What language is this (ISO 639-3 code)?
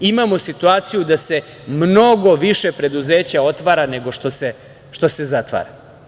srp